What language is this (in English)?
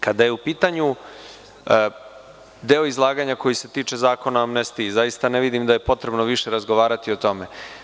Serbian